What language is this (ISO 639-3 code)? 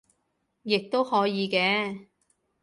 yue